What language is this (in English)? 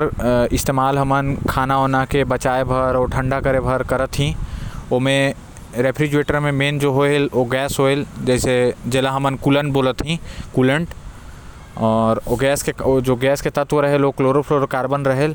Korwa